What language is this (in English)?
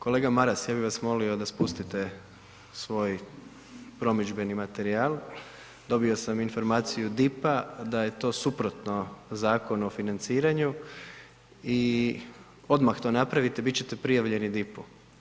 Croatian